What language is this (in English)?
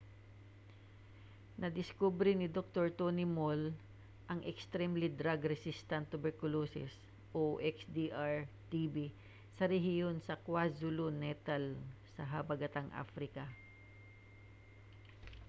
Cebuano